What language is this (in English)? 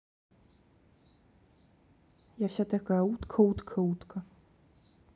Russian